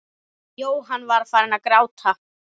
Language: Icelandic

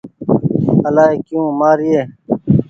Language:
Goaria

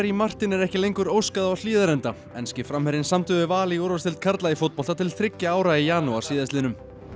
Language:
Icelandic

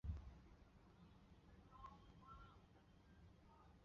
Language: Chinese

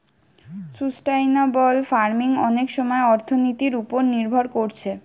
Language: Bangla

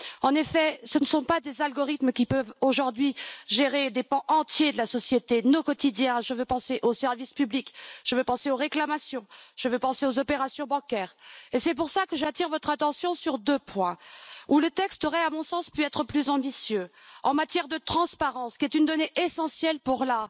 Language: French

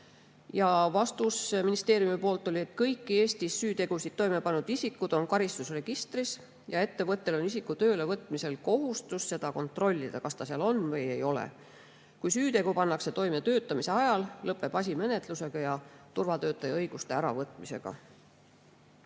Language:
Estonian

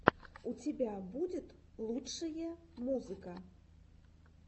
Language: Russian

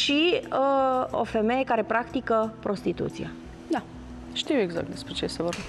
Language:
Romanian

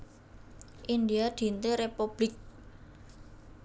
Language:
Javanese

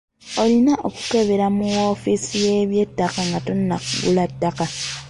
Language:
Ganda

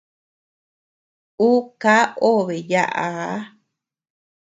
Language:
Tepeuxila Cuicatec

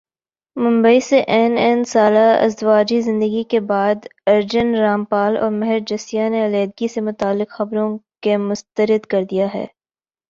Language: Urdu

